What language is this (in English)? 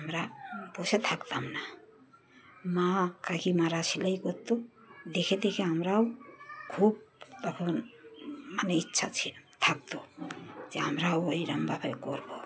Bangla